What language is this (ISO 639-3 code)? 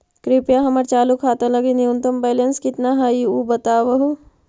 mag